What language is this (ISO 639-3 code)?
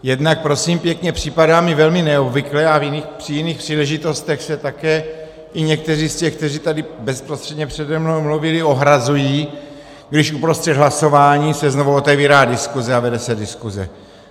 ces